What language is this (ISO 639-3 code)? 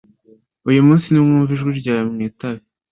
kin